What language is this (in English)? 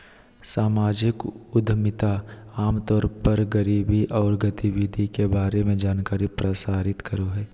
Magahi